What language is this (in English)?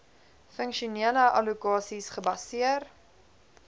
Afrikaans